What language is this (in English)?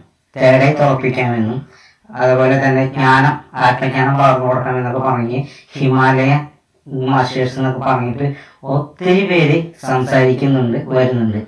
Malayalam